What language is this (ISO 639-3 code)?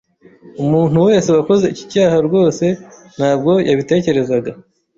kin